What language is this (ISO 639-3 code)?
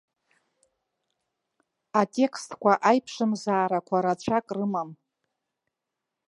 abk